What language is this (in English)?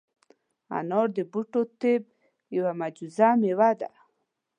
Pashto